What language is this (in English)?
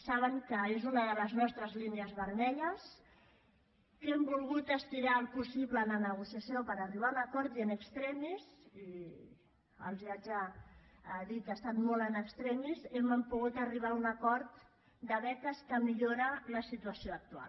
Catalan